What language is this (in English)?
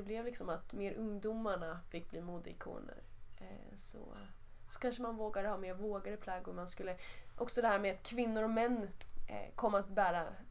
Swedish